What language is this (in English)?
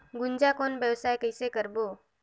Chhattisgarhi